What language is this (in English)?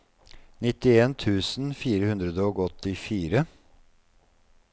Norwegian